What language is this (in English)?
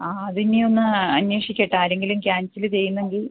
Malayalam